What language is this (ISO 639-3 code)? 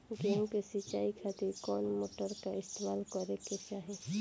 bho